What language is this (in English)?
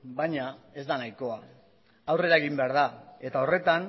Basque